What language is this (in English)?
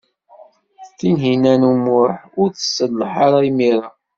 Kabyle